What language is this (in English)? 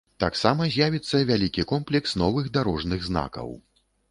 Belarusian